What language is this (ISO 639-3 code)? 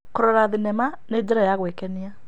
kik